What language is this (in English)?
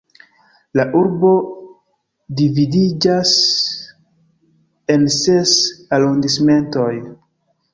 Esperanto